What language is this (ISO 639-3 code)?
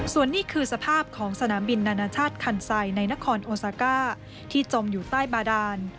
tha